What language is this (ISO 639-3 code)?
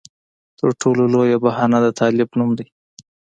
pus